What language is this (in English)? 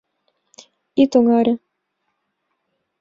Mari